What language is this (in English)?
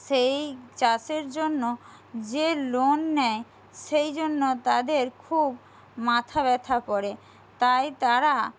Bangla